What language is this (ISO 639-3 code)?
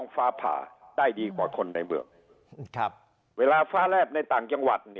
tha